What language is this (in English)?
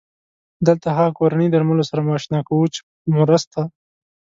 Pashto